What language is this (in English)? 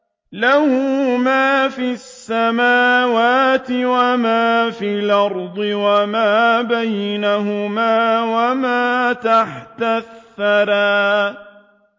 Arabic